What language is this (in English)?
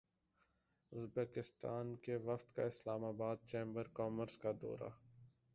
Urdu